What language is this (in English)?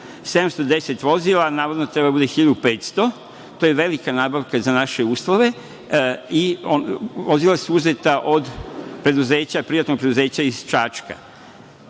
Serbian